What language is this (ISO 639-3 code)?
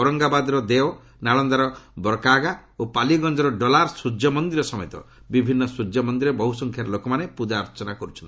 ori